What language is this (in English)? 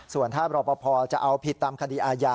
Thai